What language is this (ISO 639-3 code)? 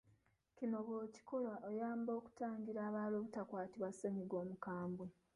lug